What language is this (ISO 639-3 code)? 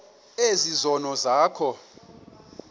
xho